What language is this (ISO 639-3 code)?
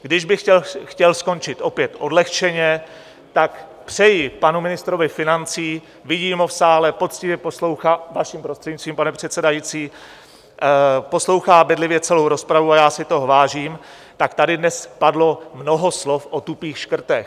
ces